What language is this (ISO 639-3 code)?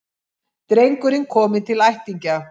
isl